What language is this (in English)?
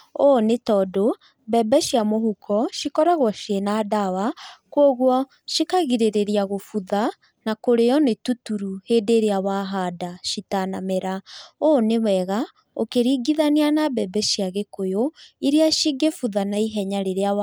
Kikuyu